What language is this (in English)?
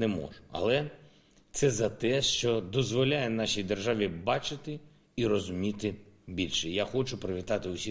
Ukrainian